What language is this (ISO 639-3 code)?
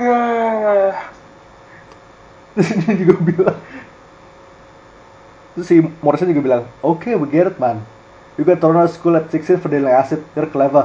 ind